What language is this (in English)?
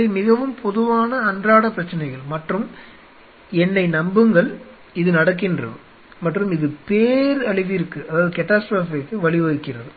Tamil